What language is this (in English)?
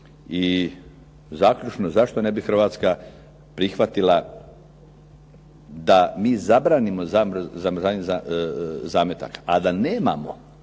Croatian